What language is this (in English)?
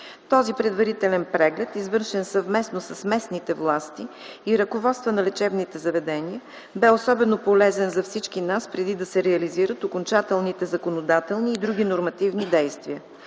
Bulgarian